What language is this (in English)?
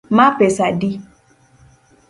Luo (Kenya and Tanzania)